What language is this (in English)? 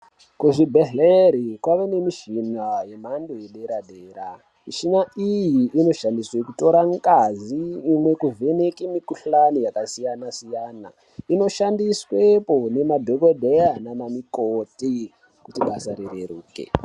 Ndau